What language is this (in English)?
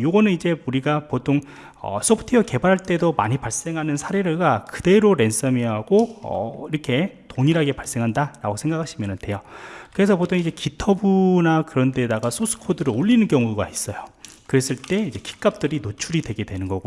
Korean